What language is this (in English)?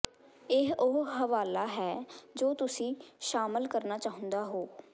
Punjabi